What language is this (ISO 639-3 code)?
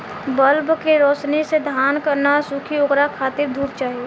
bho